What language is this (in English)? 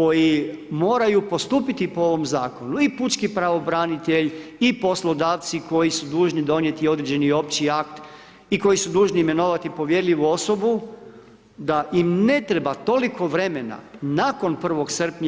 Croatian